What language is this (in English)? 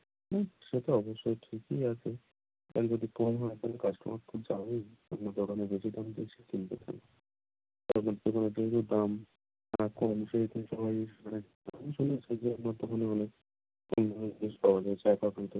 Bangla